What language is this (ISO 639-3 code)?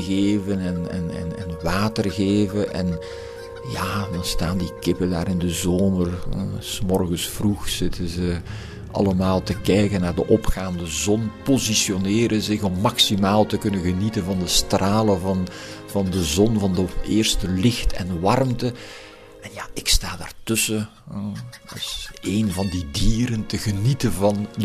nld